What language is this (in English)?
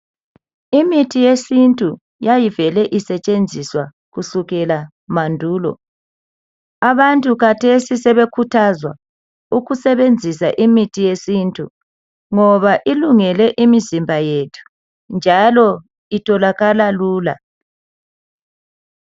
North Ndebele